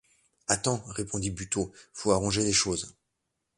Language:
French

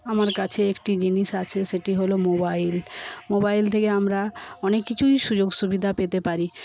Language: Bangla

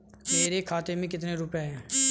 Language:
Hindi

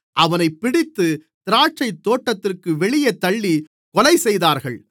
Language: Tamil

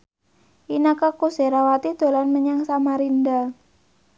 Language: Javanese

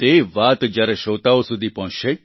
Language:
Gujarati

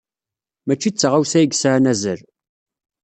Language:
Kabyle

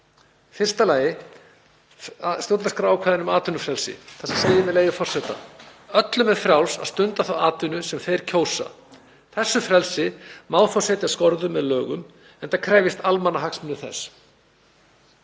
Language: Icelandic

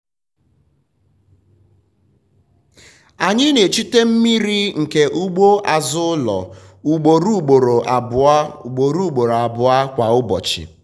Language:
Igbo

